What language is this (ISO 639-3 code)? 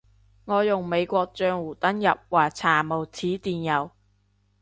yue